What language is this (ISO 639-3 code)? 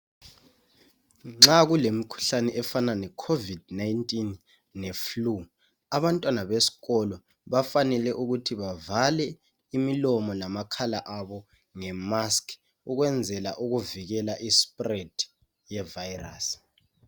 nde